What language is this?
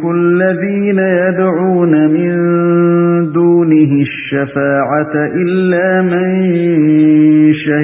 Urdu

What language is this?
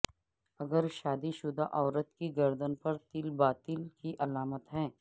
Urdu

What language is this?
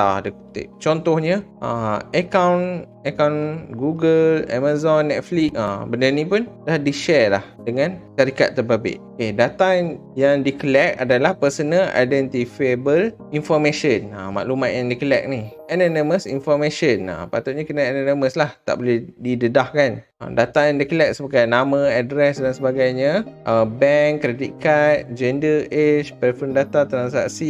Malay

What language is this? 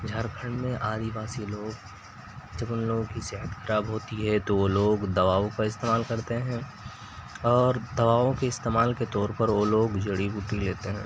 Urdu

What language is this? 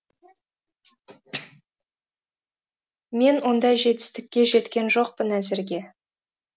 Kazakh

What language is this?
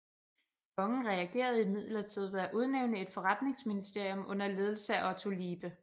Danish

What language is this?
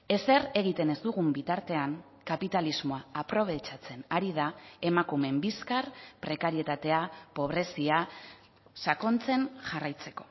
Basque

